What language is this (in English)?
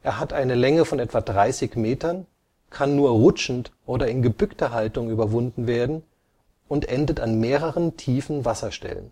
German